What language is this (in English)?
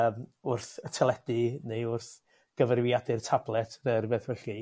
Welsh